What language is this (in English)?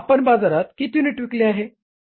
Marathi